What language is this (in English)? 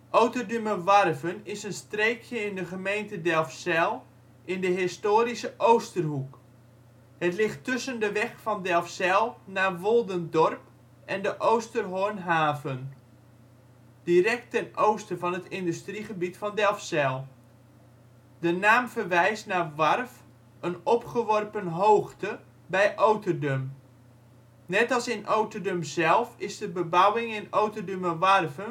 Dutch